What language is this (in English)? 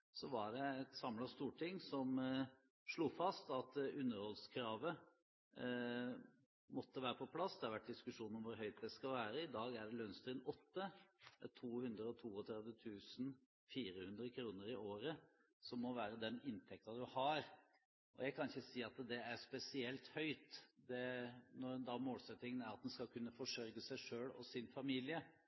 Norwegian Bokmål